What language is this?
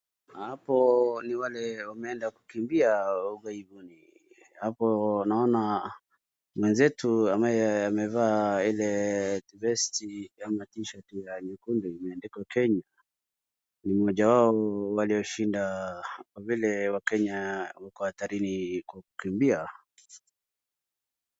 Swahili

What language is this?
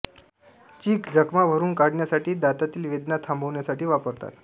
Marathi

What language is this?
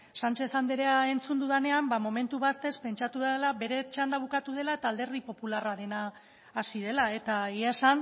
Basque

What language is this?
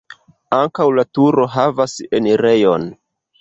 Esperanto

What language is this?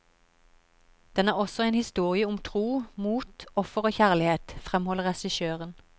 Norwegian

